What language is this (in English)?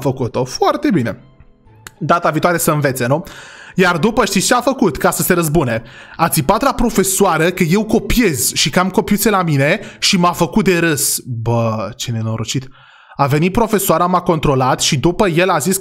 Romanian